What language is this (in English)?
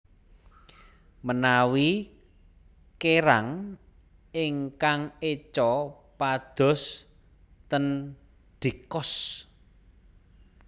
Javanese